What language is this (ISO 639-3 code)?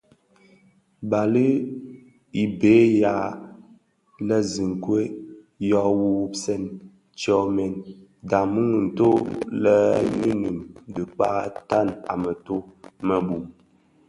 ksf